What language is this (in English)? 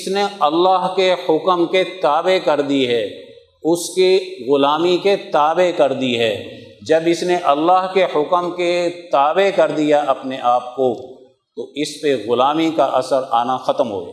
Urdu